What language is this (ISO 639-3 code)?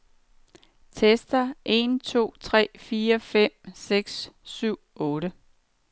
dan